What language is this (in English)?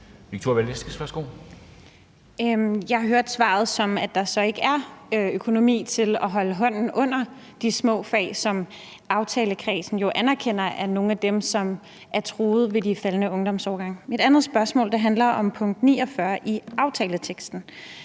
Danish